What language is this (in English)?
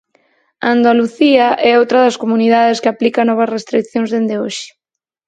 Galician